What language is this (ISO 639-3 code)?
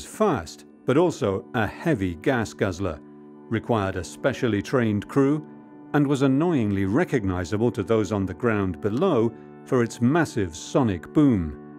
eng